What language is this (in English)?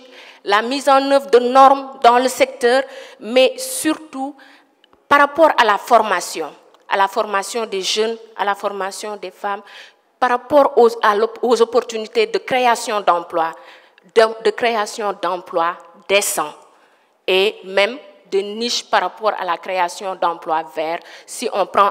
French